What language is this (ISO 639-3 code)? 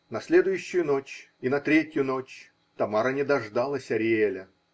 rus